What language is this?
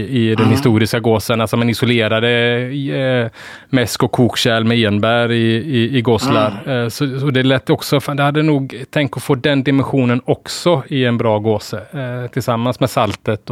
Swedish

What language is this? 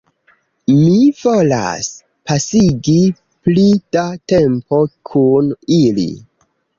Esperanto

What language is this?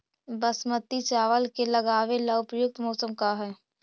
Magahi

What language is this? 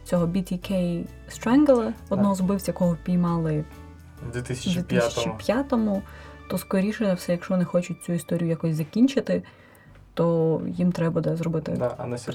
Ukrainian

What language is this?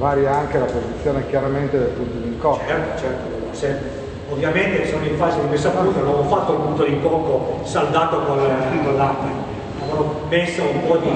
Italian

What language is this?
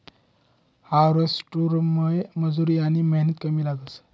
Marathi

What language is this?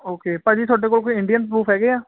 Punjabi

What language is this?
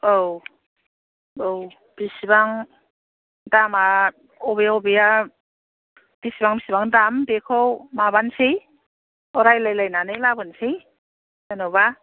Bodo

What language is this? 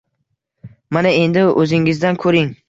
Uzbek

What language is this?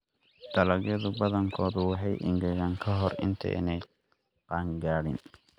Somali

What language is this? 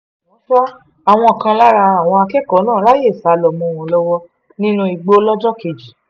Yoruba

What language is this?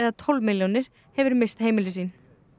Icelandic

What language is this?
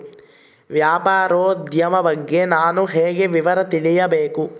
Kannada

